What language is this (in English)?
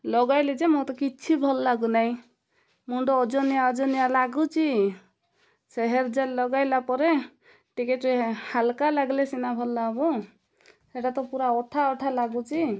Odia